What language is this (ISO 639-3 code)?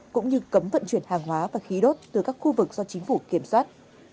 vie